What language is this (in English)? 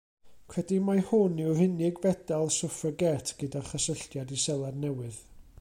Welsh